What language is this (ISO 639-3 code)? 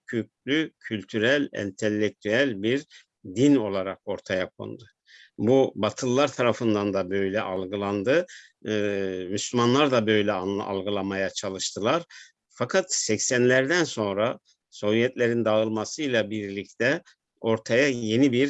tur